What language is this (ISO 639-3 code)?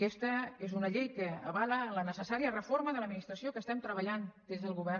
cat